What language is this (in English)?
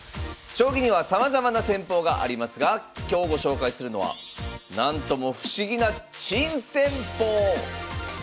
Japanese